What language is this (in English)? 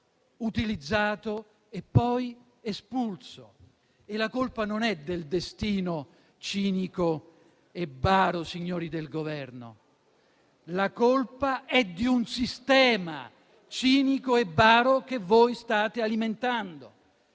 Italian